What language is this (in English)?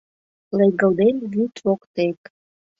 Mari